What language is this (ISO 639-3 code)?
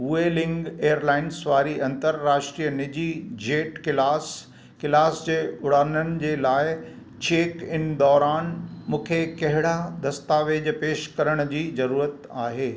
snd